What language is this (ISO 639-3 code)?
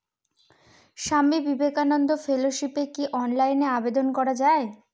ben